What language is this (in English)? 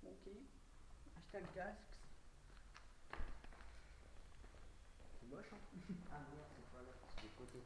French